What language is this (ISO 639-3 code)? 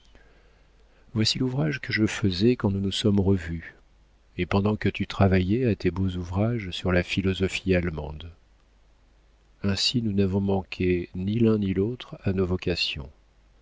fra